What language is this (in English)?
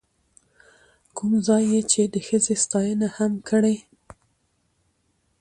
Pashto